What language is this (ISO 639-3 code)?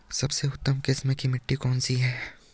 hin